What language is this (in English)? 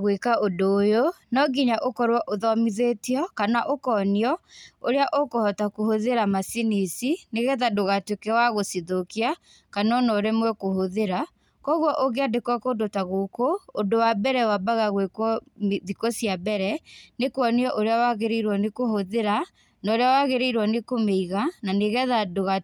Kikuyu